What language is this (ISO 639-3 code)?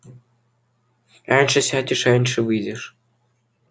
rus